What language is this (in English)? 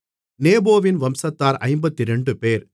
Tamil